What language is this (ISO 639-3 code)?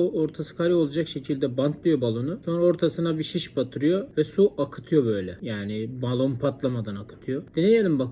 tur